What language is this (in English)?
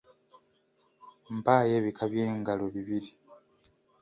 Ganda